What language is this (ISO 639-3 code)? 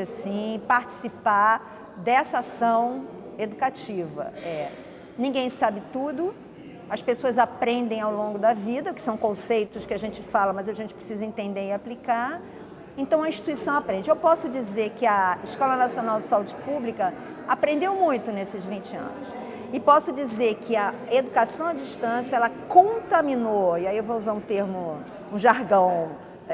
por